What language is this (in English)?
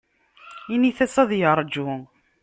Kabyle